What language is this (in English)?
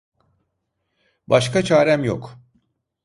Turkish